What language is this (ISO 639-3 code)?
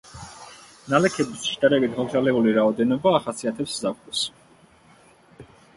kat